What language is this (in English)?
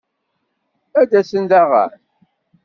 Kabyle